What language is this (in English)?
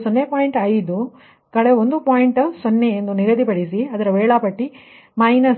Kannada